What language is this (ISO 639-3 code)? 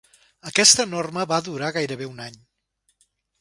cat